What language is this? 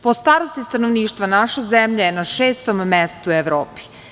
Serbian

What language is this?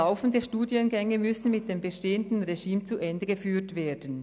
Swiss German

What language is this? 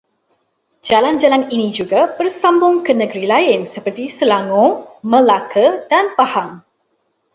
Malay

